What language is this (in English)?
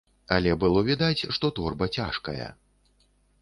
Belarusian